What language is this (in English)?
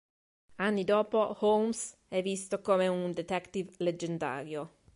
Italian